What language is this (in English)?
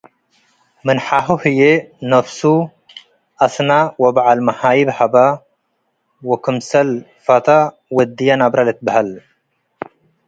Tigre